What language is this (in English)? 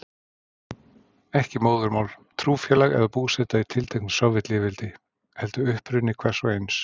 Icelandic